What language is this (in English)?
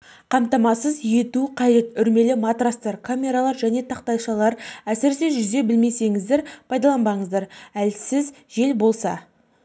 Kazakh